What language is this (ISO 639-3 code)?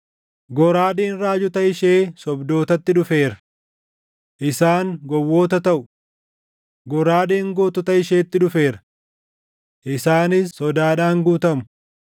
orm